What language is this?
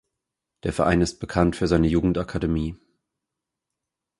German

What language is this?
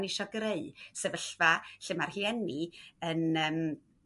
Welsh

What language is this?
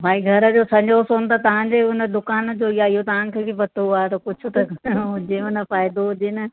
Sindhi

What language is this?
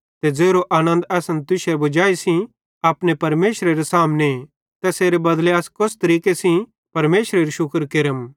Bhadrawahi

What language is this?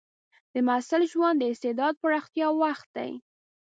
Pashto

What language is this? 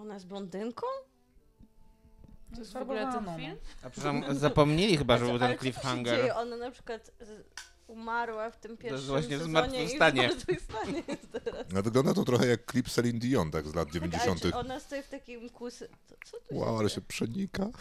Polish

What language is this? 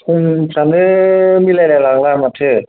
Bodo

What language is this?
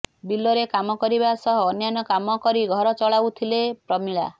Odia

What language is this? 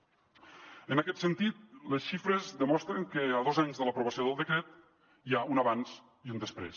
Catalan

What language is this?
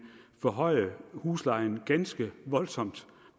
Danish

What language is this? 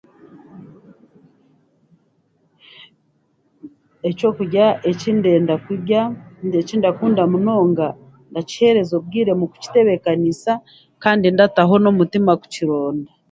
Chiga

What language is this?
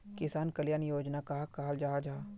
Magahi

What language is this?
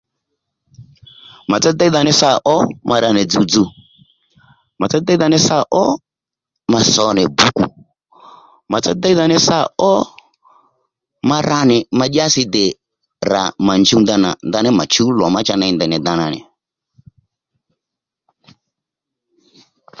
Lendu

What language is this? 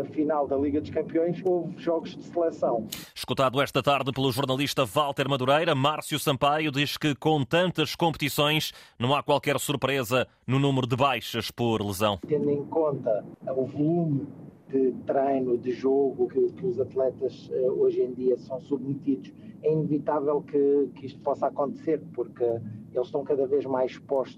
Portuguese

